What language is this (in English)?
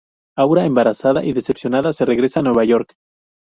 Spanish